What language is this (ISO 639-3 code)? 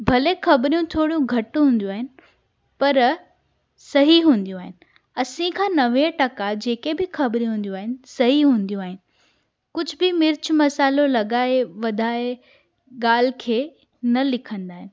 snd